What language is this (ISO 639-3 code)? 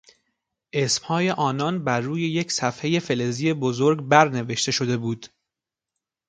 fas